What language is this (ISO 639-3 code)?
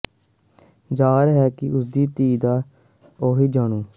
pan